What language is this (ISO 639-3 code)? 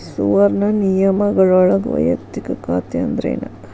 kan